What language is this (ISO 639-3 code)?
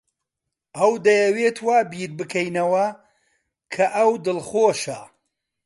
ckb